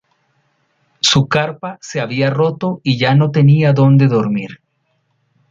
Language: Spanish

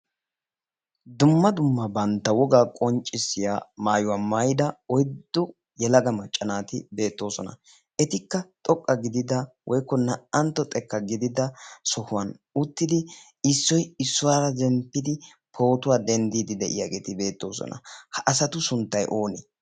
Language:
Wolaytta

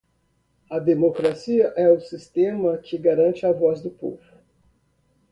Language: Portuguese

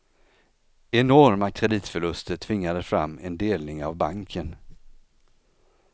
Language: Swedish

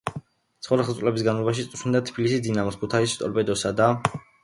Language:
Georgian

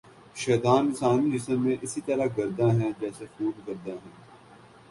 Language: Urdu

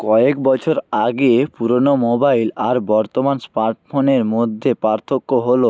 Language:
Bangla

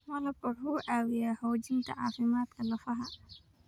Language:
Somali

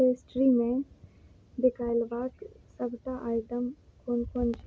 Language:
Maithili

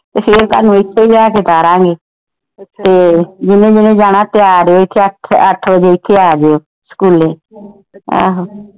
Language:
Punjabi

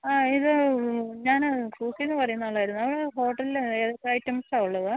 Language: Malayalam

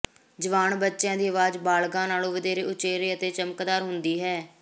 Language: Punjabi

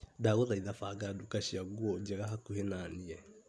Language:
Kikuyu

